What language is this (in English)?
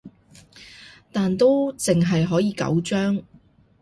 Cantonese